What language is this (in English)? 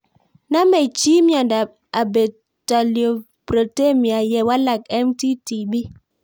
Kalenjin